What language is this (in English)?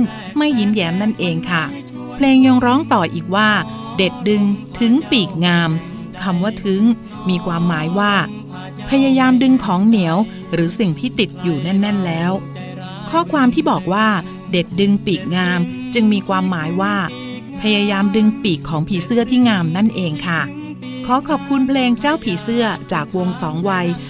Thai